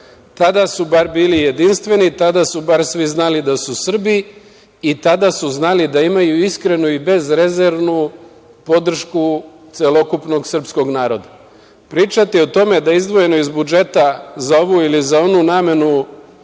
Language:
Serbian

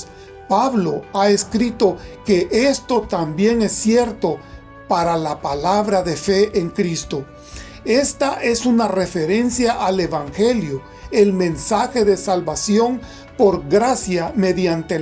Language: Spanish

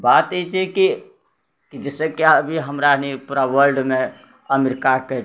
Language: Maithili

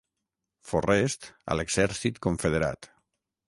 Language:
Catalan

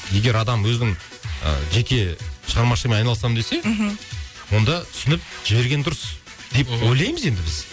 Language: Kazakh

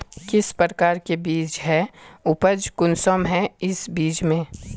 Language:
Magahi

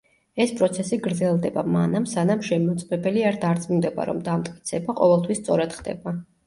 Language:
Georgian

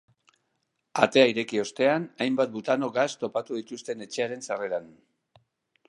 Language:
Basque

